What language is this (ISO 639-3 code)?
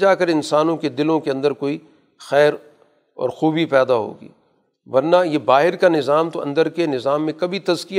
urd